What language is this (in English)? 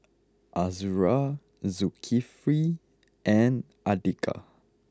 English